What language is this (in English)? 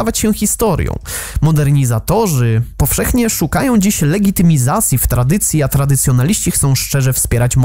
Polish